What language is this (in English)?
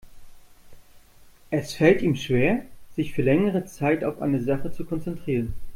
German